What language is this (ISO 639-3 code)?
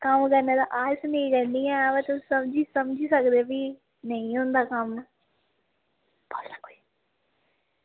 doi